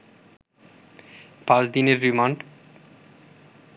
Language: Bangla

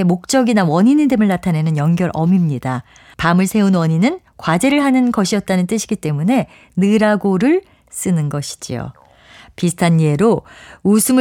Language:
Korean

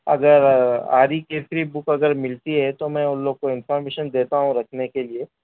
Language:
Urdu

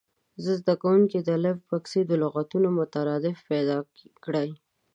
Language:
Pashto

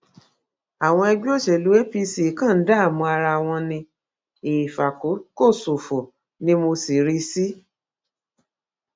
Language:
Yoruba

